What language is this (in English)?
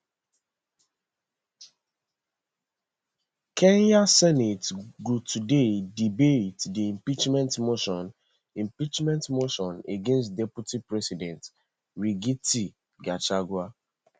Nigerian Pidgin